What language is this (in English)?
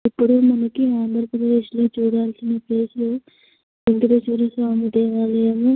Telugu